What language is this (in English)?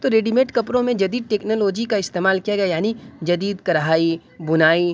Urdu